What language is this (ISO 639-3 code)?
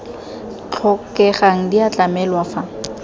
tsn